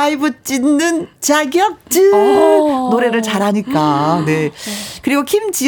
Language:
Korean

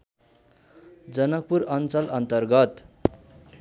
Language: Nepali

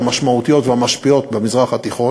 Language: Hebrew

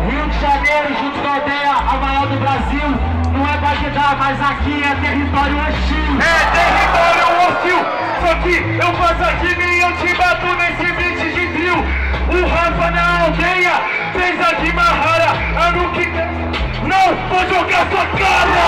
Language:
Portuguese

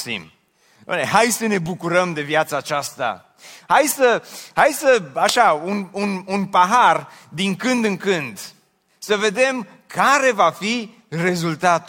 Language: Romanian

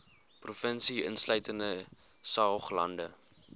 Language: Afrikaans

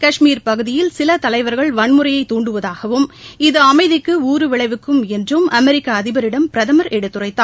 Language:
Tamil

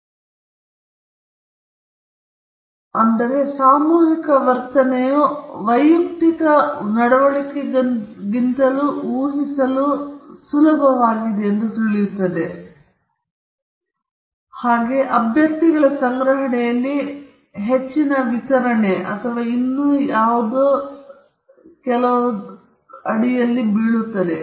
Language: Kannada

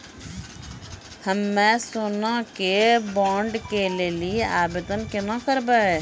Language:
Maithili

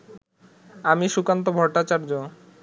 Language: Bangla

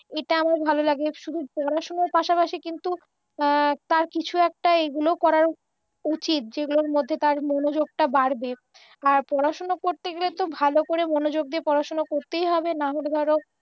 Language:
Bangla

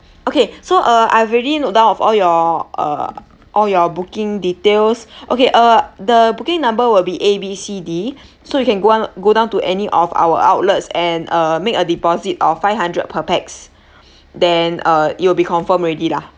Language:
English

